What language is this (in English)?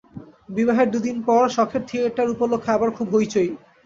Bangla